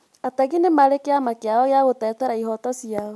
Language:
Kikuyu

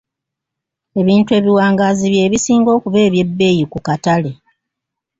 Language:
Ganda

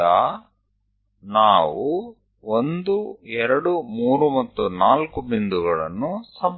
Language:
Gujarati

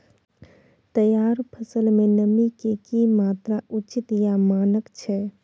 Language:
Maithili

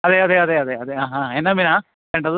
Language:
Malayalam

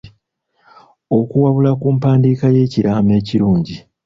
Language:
Ganda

